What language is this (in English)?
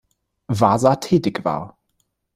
German